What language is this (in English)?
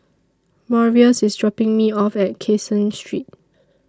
English